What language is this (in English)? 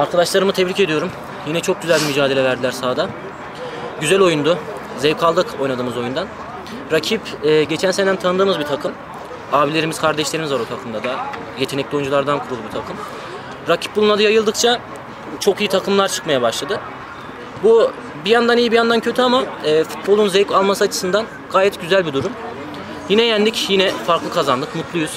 Turkish